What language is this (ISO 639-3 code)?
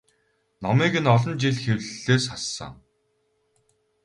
mon